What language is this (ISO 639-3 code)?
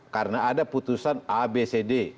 ind